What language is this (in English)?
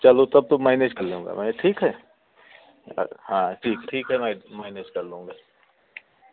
Hindi